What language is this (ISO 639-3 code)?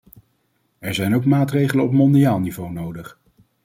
nld